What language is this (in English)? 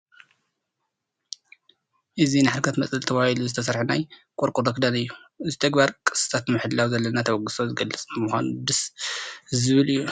Tigrinya